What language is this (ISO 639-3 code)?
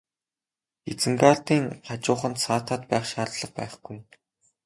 mon